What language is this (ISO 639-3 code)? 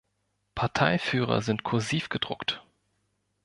deu